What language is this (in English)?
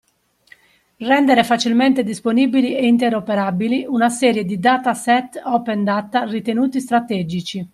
Italian